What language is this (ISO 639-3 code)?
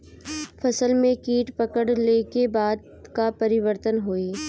bho